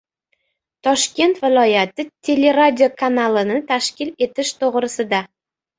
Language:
Uzbek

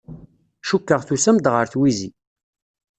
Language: Kabyle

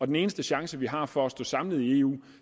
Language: Danish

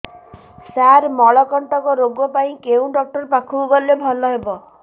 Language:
Odia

